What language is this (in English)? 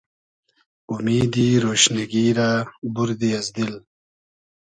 Hazaragi